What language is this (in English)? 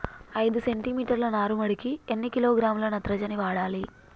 Telugu